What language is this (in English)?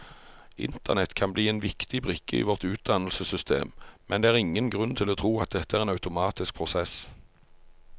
Norwegian